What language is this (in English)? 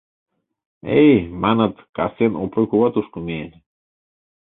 Mari